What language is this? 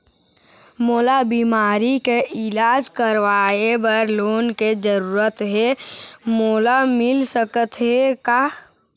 Chhattisgarhi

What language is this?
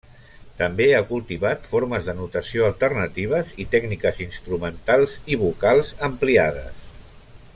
Catalan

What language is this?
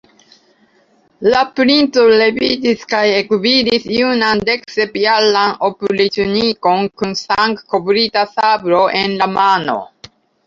Esperanto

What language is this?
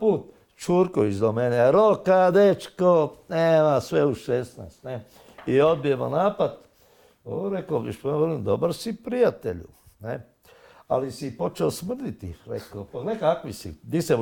Croatian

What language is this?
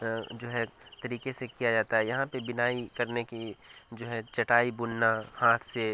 Urdu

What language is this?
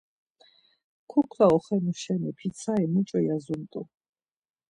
Laz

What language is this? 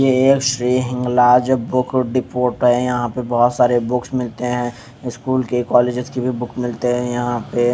Hindi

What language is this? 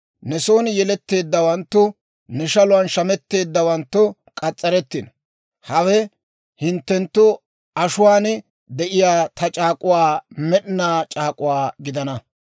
Dawro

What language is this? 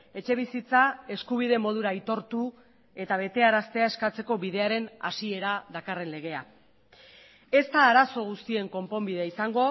Basque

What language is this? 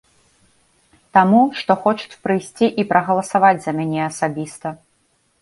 Belarusian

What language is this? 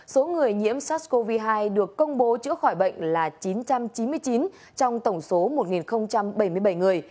Vietnamese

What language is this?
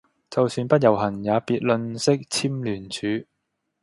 Cantonese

